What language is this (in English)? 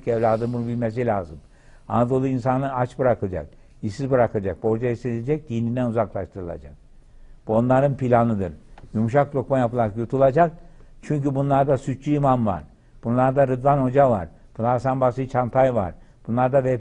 Turkish